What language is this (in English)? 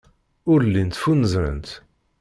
Kabyle